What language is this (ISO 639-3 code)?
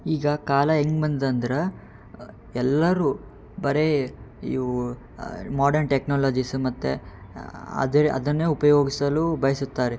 kan